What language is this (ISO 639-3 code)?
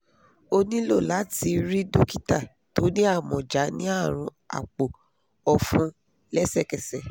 yor